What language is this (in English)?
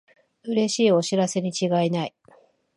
Japanese